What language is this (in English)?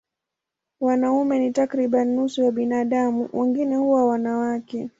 Swahili